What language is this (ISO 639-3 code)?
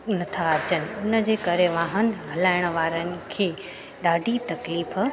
snd